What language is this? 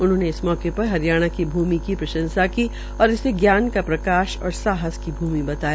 Hindi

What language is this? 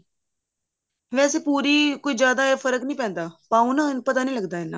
Punjabi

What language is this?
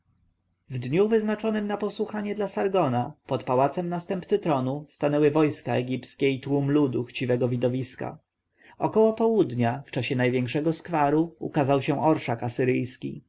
Polish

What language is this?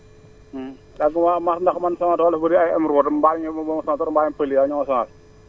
Wolof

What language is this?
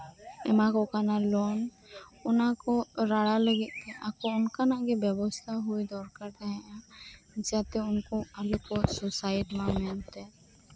Santali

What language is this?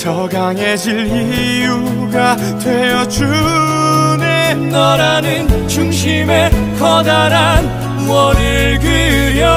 Korean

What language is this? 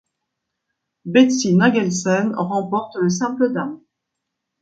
French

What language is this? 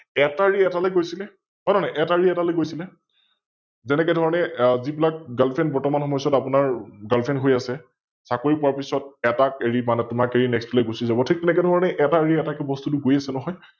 Assamese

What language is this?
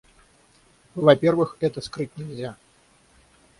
Russian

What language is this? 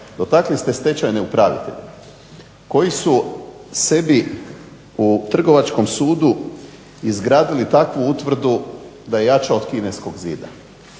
Croatian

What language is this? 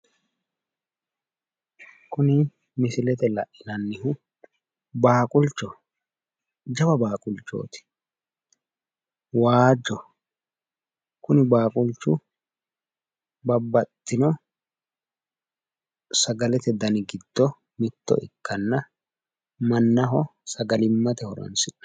Sidamo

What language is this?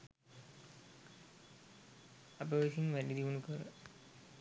Sinhala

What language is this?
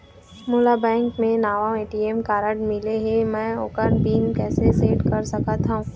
Chhattisgarhi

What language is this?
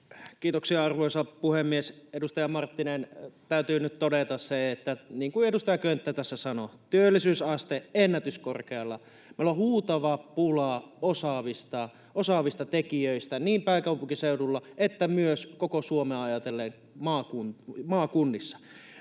Finnish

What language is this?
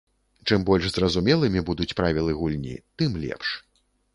Belarusian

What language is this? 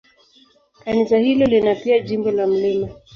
Swahili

